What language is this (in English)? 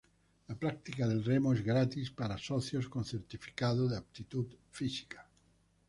Spanish